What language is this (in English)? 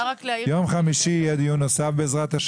Hebrew